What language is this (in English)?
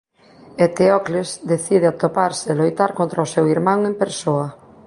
Galician